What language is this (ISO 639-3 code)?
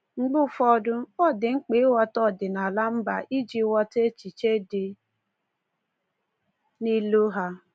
ibo